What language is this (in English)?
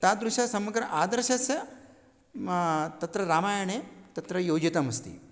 Sanskrit